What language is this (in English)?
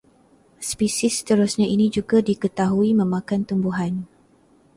Malay